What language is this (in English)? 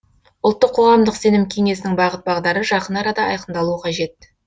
Kazakh